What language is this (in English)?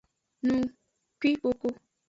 Aja (Benin)